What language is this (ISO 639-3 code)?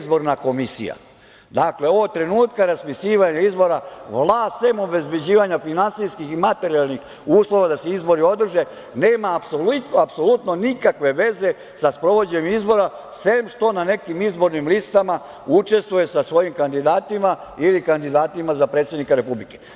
srp